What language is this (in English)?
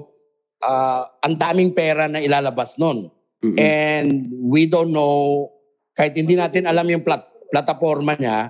Filipino